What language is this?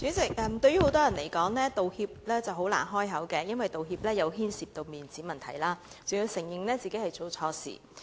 Cantonese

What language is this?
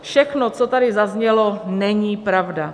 Czech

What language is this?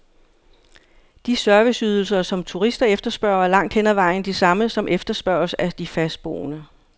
Danish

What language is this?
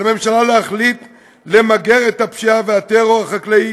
Hebrew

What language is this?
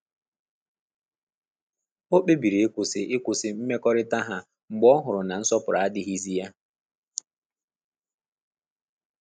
Igbo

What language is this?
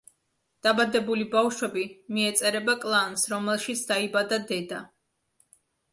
Georgian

